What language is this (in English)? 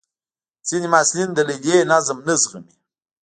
Pashto